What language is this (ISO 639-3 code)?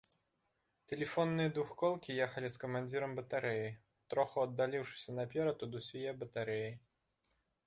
bel